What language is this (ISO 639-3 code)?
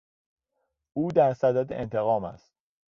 fas